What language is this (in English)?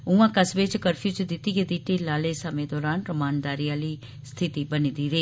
Dogri